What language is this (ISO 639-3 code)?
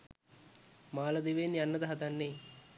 sin